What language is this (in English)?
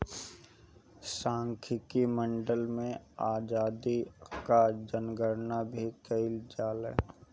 Bhojpuri